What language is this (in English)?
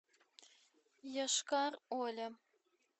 Russian